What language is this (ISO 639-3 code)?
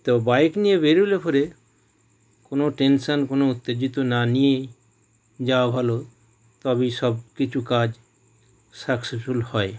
ben